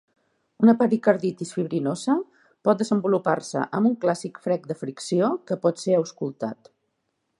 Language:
Catalan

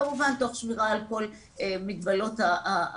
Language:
Hebrew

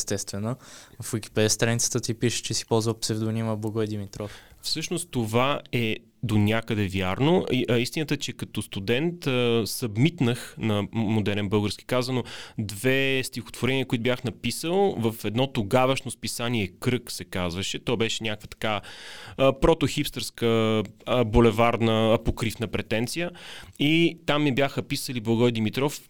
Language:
Bulgarian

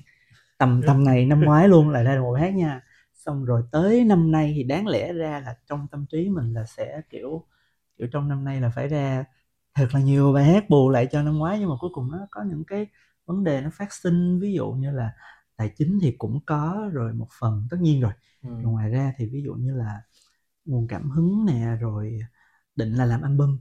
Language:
Vietnamese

